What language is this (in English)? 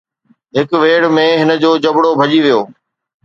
Sindhi